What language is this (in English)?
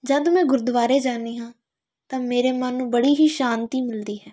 Punjabi